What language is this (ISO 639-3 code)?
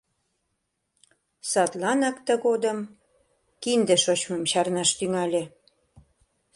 chm